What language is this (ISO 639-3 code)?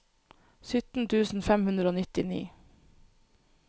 nor